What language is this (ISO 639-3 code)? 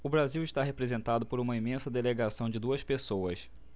por